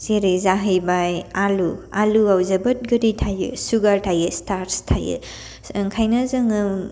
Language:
Bodo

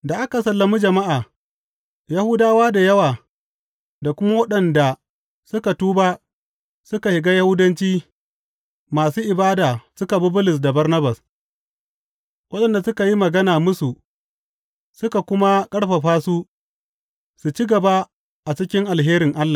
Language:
Hausa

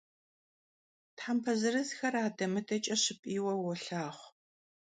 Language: Kabardian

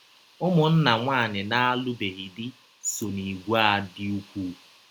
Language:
Igbo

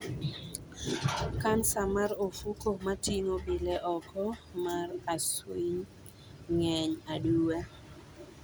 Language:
Luo (Kenya and Tanzania)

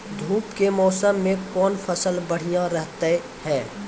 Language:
Maithili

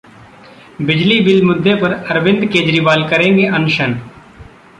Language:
Hindi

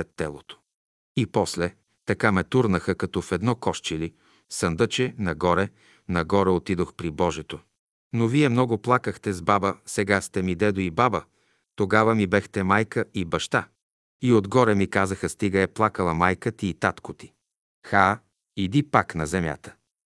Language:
Bulgarian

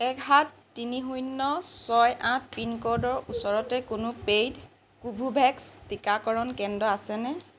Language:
Assamese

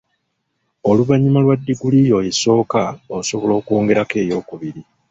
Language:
Ganda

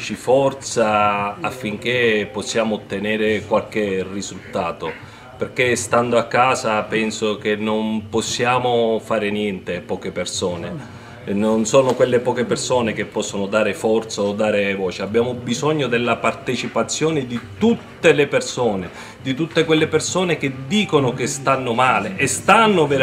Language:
Italian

